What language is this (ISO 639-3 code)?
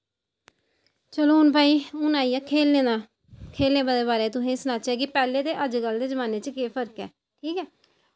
doi